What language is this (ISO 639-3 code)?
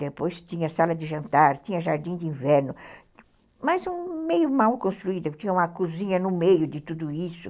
por